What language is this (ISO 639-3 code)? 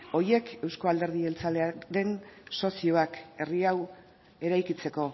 eus